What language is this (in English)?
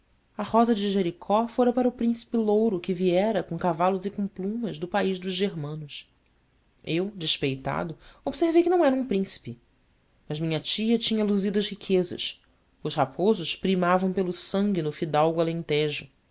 Portuguese